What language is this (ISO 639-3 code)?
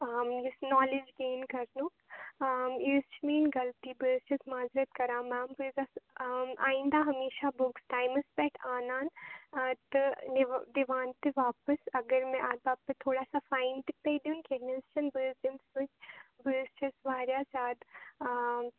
kas